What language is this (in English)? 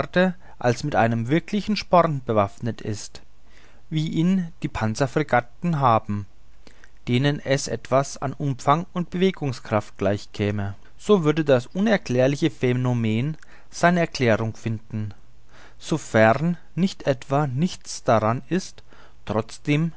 German